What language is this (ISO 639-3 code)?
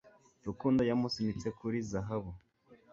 kin